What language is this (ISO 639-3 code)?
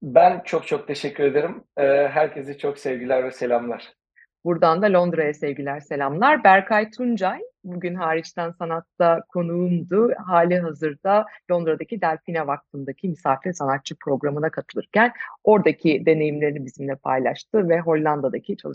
tur